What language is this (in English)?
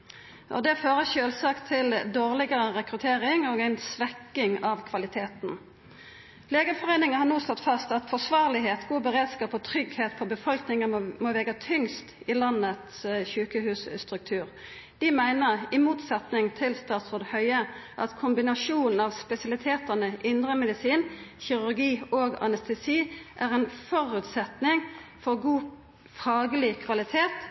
Norwegian Nynorsk